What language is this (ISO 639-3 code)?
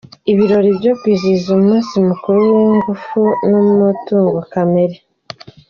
kin